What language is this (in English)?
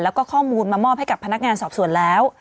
Thai